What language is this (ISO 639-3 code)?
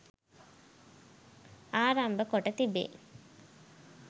sin